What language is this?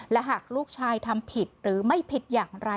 Thai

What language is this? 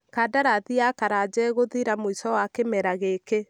Kikuyu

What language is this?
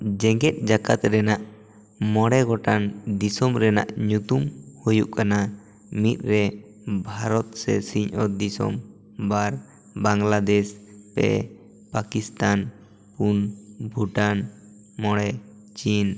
Santali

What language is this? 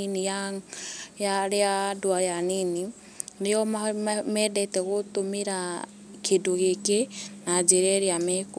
Kikuyu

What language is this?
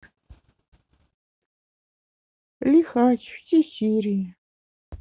Russian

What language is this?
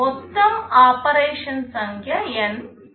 Telugu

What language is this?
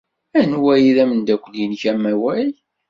Kabyle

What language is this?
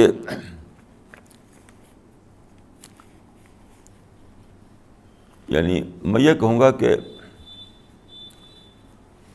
Urdu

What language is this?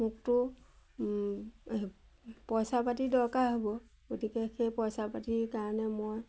Assamese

